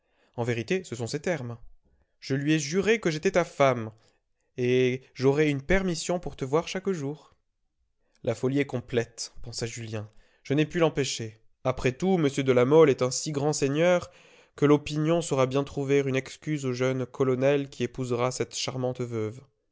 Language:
French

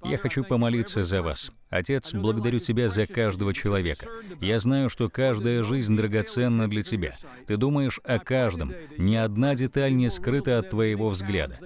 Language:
Russian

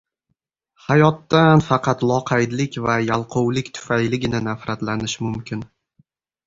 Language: Uzbek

